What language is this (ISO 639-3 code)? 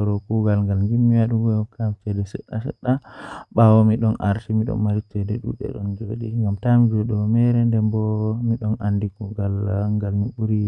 fuh